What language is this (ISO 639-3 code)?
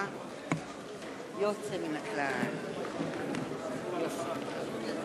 heb